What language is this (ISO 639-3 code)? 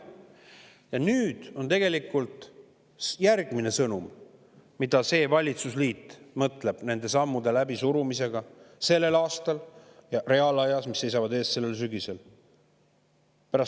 est